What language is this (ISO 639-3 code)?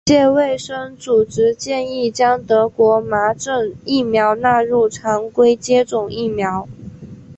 zho